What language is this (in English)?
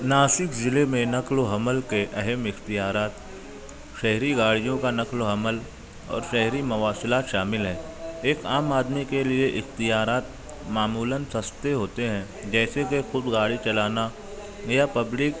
Urdu